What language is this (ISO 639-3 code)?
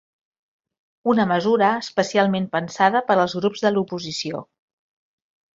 cat